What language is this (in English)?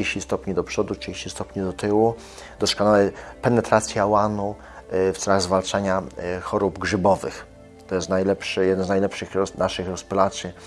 Polish